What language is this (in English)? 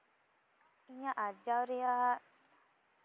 Santali